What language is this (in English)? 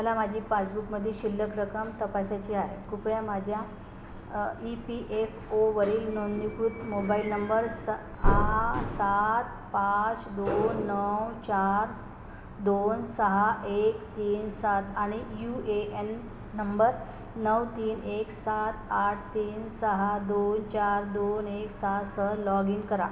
Marathi